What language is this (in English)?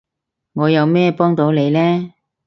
Cantonese